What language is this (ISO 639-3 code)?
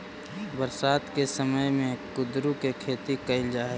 mag